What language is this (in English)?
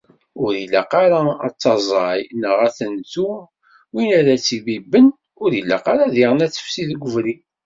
Kabyle